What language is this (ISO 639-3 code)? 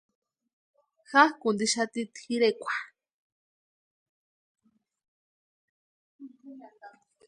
pua